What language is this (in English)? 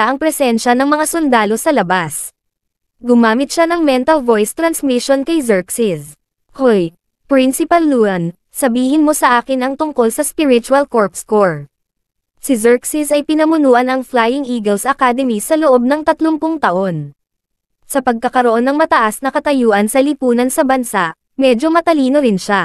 Filipino